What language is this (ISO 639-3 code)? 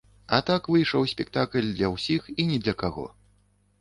bel